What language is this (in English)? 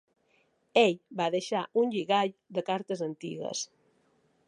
Catalan